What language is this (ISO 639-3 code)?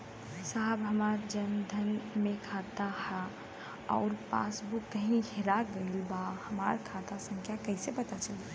bho